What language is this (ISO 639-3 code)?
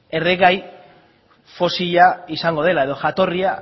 eus